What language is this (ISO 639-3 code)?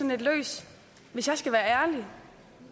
dan